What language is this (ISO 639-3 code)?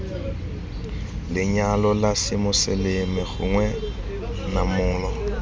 tsn